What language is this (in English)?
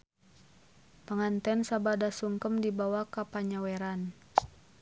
Sundanese